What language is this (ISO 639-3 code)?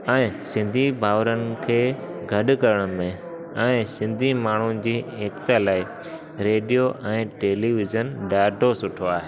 snd